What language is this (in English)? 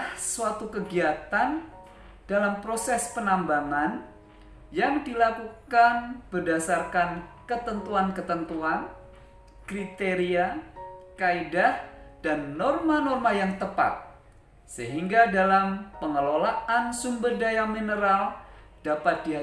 Indonesian